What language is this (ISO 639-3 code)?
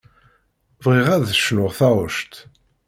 kab